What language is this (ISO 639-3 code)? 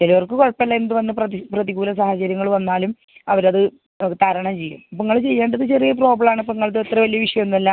mal